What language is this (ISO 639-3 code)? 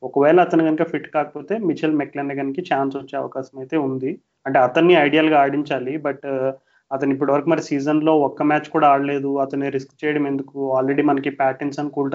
tel